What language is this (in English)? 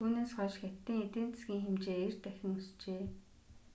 Mongolian